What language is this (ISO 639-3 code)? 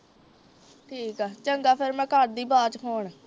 pan